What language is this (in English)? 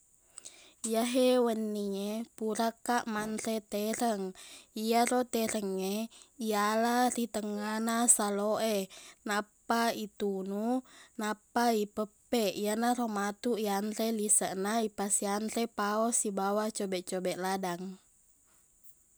Buginese